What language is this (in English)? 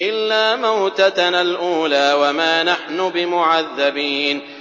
Arabic